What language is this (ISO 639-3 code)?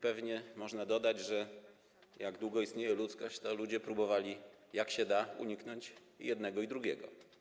pol